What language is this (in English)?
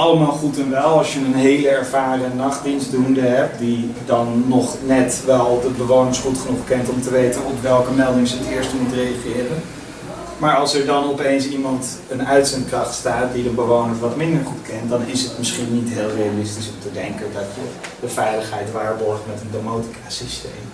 Dutch